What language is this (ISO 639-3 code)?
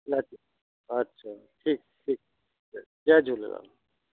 snd